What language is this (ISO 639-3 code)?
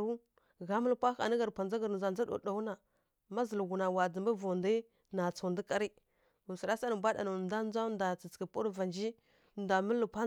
fkk